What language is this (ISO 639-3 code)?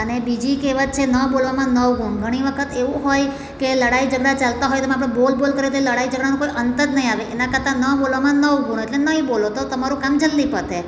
guj